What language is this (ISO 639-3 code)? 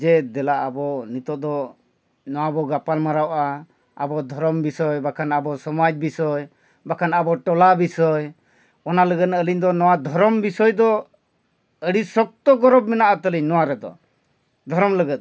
sat